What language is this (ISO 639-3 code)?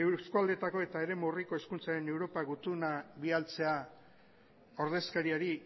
eus